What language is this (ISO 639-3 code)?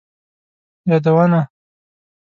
pus